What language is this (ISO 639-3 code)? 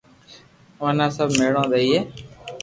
lrk